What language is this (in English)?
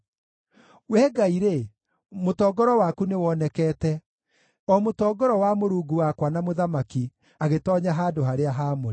Kikuyu